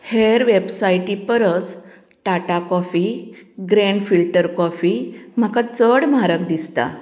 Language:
Konkani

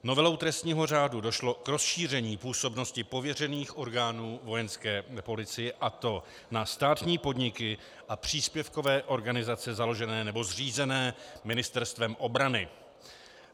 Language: Czech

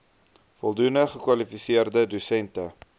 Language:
Afrikaans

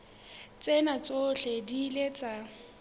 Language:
Southern Sotho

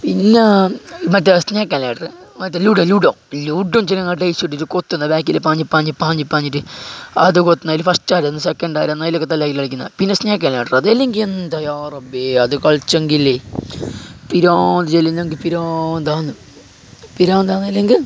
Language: Malayalam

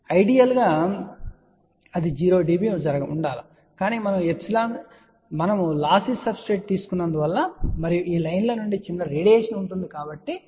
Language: Telugu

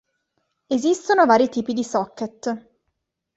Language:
Italian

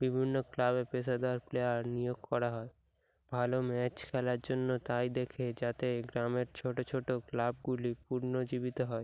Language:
Bangla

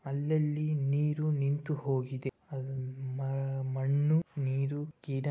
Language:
Kannada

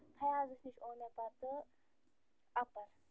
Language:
Kashmiri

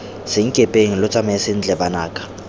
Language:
Tswana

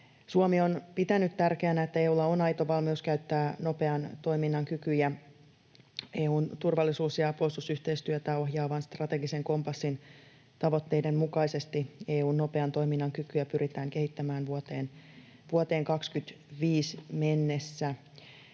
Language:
Finnish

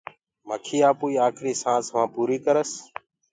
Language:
Gurgula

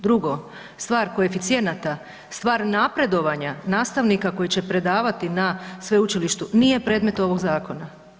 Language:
Croatian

